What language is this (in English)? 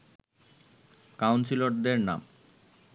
Bangla